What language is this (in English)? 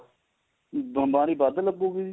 Punjabi